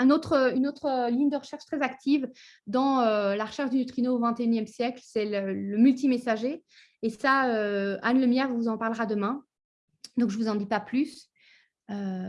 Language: French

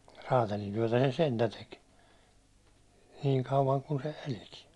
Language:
Finnish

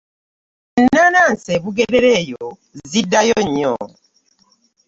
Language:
Ganda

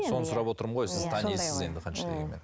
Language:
Kazakh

